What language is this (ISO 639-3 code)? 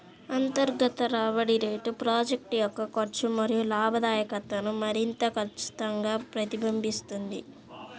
tel